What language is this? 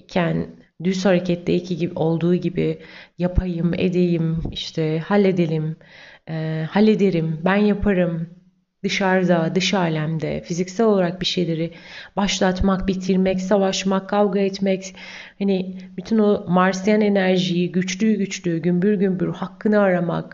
Turkish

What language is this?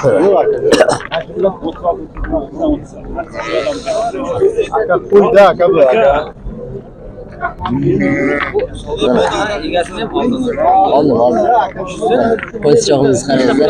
Turkish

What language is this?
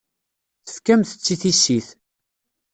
Kabyle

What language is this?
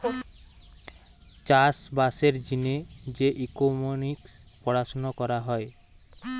Bangla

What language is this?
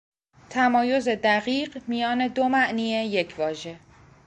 Persian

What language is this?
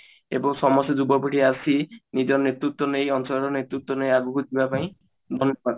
Odia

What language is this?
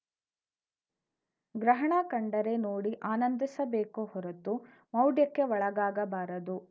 Kannada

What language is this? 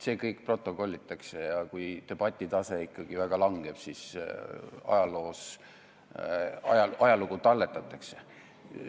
Estonian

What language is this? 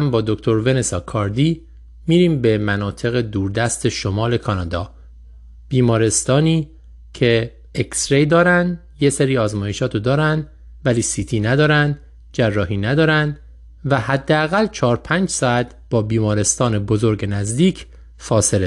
Persian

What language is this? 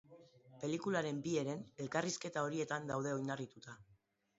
Basque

